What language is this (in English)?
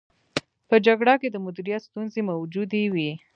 Pashto